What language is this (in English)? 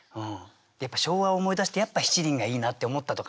Japanese